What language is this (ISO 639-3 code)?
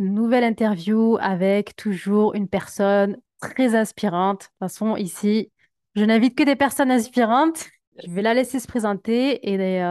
fra